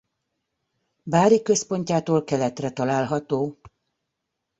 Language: Hungarian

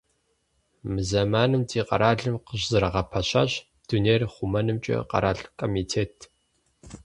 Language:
Kabardian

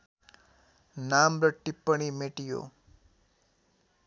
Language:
Nepali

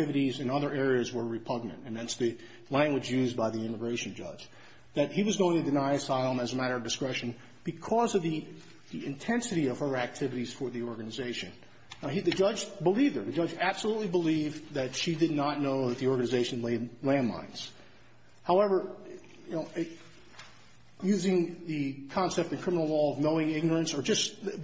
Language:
English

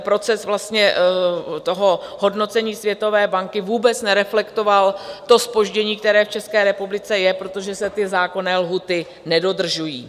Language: Czech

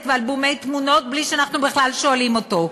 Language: Hebrew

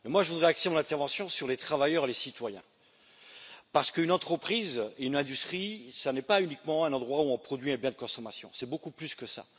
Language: French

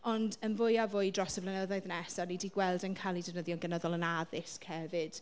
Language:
Welsh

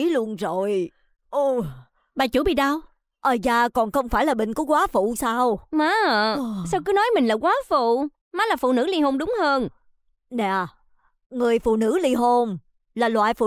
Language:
Vietnamese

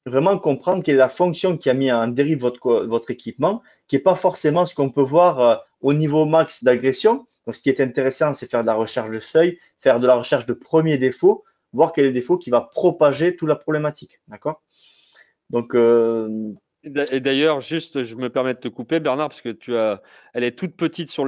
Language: French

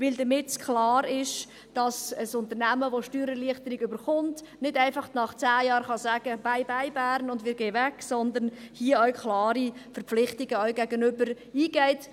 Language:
Swiss German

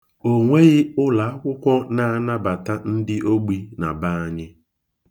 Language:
Igbo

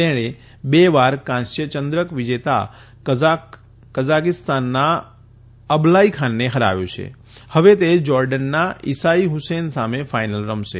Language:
Gujarati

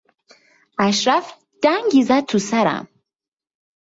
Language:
Persian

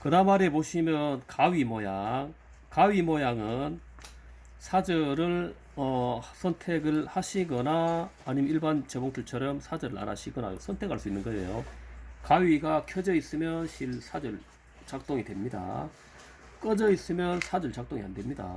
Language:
Korean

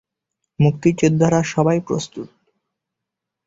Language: Bangla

